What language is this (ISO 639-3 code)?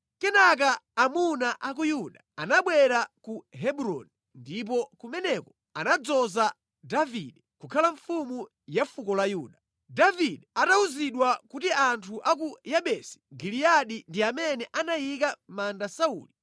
nya